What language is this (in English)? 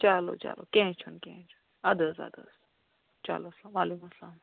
Kashmiri